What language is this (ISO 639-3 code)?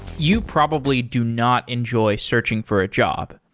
eng